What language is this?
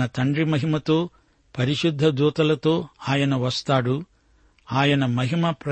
Telugu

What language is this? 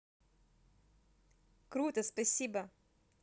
Russian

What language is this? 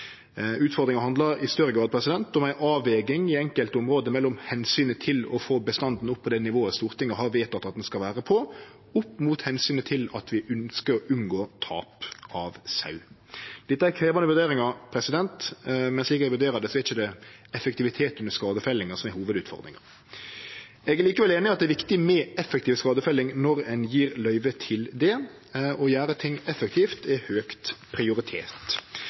Norwegian Nynorsk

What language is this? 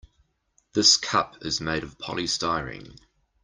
English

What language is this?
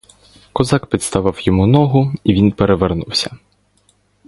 Ukrainian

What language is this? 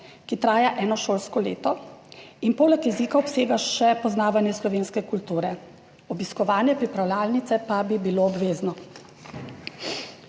Slovenian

